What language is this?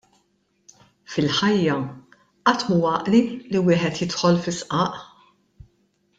Maltese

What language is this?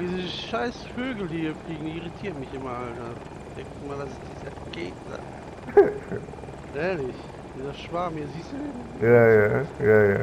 German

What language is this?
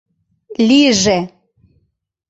Mari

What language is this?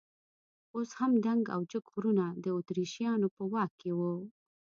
Pashto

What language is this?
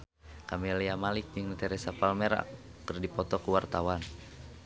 Sundanese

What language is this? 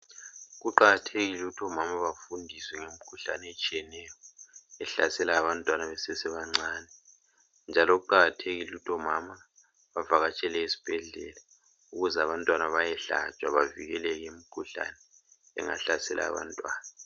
North Ndebele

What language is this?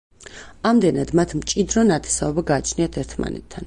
Georgian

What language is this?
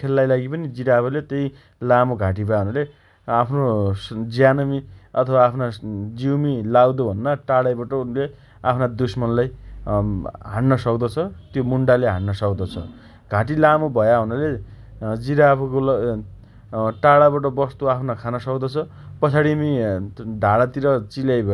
Dotyali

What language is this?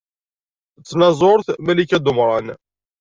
Kabyle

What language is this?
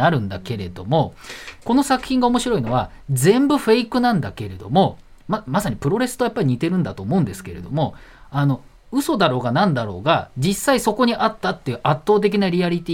Japanese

